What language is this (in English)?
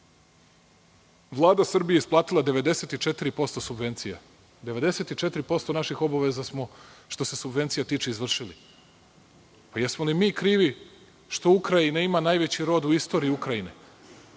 Serbian